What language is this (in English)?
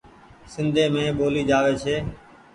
Goaria